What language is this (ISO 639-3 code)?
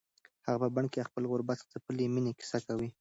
pus